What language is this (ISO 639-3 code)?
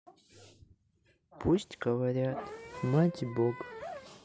rus